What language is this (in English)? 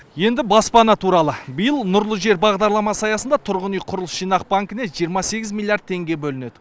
Kazakh